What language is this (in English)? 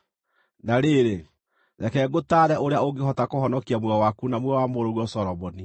Kikuyu